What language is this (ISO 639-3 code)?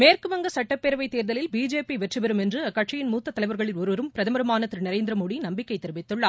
tam